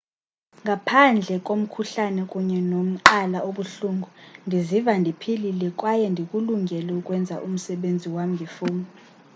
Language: Xhosa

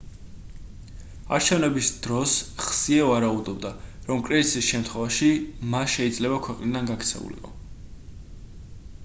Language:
Georgian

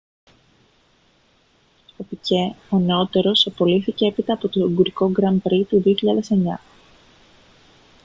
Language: Greek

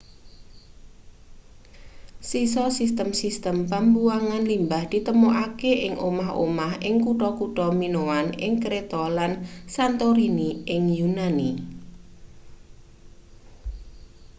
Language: Javanese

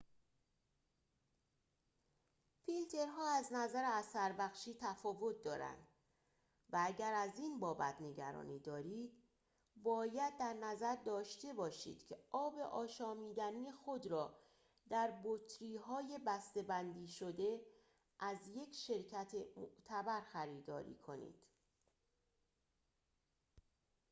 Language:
Persian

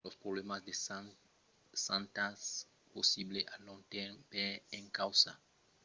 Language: Occitan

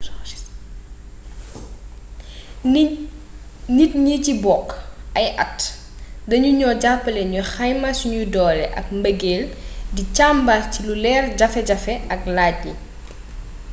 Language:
Wolof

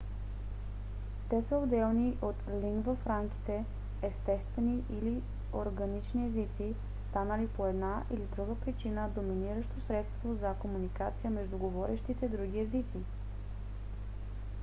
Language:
Bulgarian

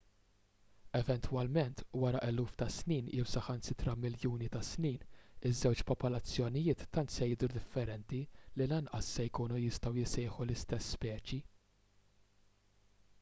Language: Maltese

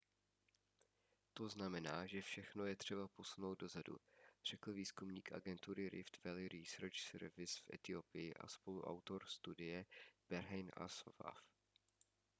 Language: Czech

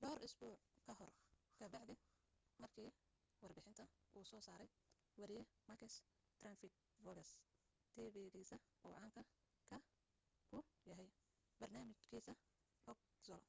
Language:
Somali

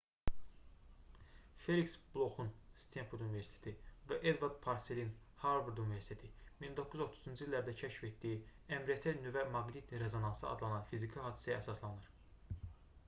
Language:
Azerbaijani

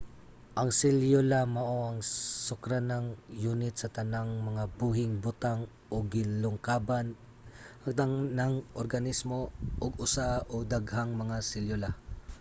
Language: Cebuano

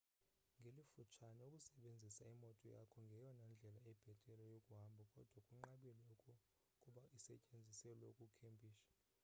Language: Xhosa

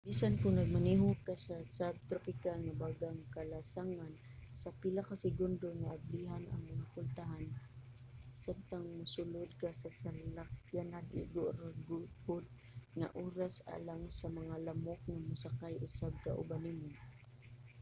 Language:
Cebuano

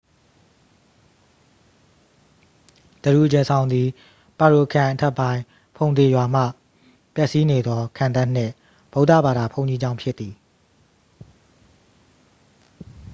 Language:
Burmese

